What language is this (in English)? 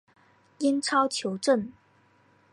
Chinese